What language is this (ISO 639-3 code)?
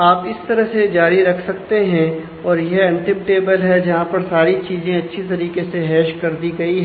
hin